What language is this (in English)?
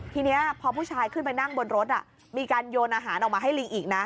Thai